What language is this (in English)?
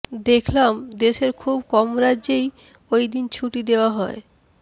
Bangla